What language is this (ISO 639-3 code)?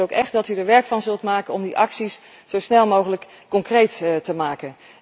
nld